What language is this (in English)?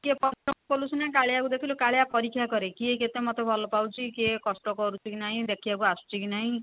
Odia